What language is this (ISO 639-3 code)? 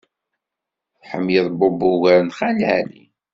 kab